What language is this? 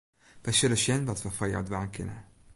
Western Frisian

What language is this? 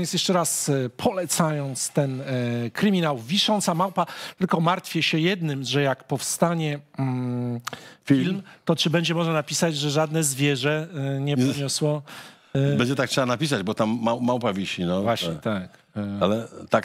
Polish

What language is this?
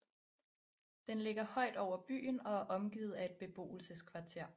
Danish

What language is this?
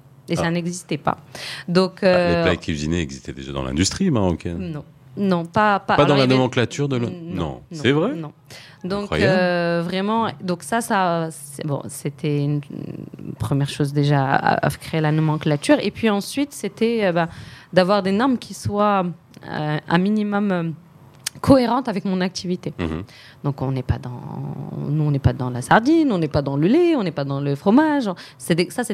French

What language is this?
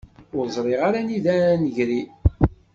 Kabyle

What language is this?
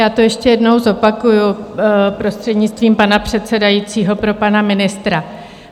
Czech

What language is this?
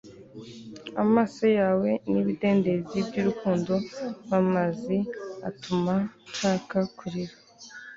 Kinyarwanda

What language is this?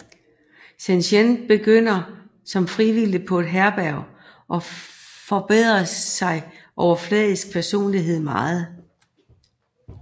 Danish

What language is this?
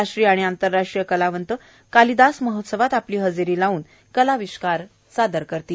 Marathi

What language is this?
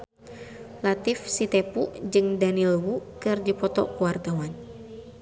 Sundanese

